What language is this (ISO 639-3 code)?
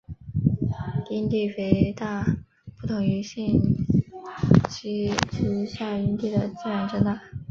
zho